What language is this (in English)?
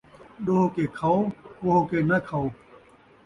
Saraiki